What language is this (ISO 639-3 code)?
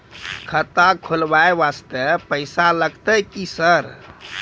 mai